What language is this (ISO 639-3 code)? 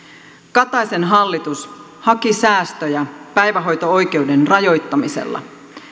fin